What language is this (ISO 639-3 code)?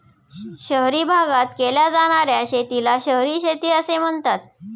mar